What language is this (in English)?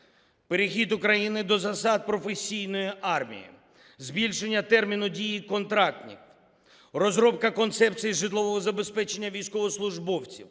Ukrainian